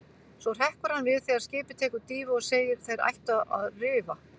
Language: Icelandic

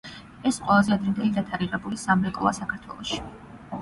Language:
Georgian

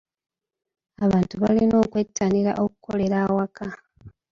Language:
Ganda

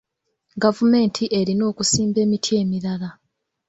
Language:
Ganda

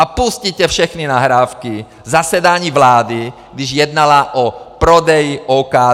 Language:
Czech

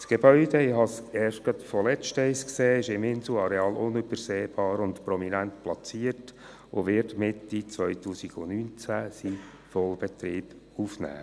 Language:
Swiss German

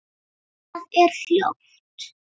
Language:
Icelandic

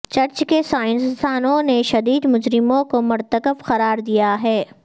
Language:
Urdu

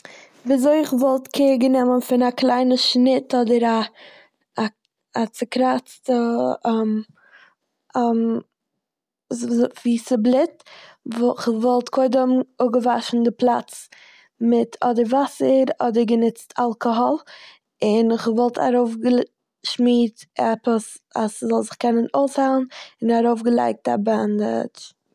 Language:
Yiddish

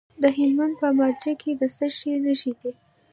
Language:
Pashto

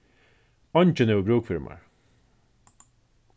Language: Faroese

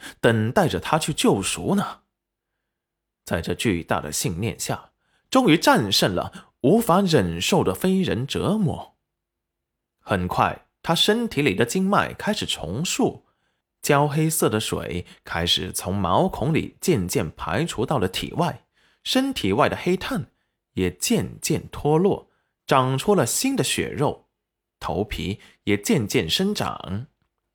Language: Chinese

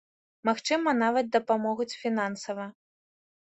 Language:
Belarusian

